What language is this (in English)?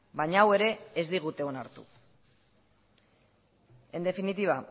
Basque